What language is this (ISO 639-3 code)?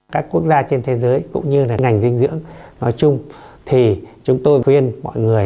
vie